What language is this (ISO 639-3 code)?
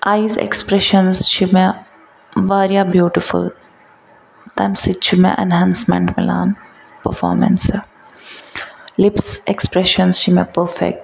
kas